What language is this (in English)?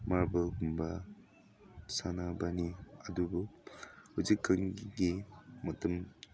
Manipuri